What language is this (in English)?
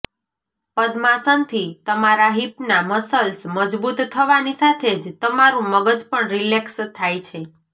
Gujarati